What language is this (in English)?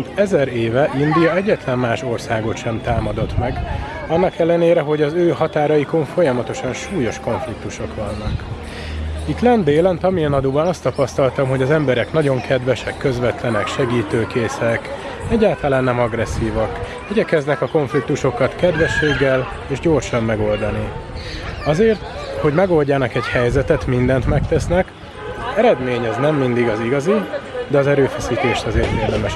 Hungarian